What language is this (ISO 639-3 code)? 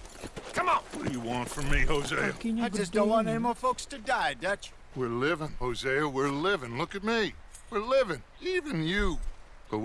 ind